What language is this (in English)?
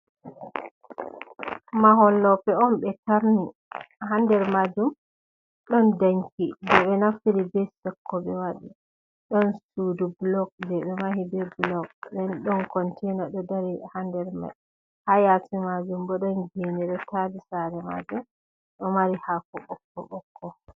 Fula